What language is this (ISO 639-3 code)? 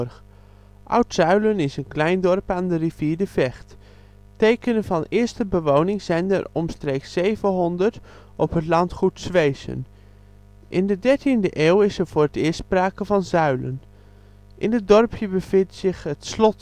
nld